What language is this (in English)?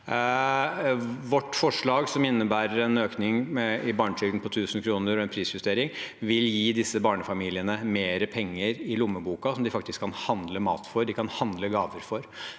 Norwegian